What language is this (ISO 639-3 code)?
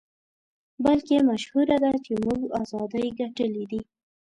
pus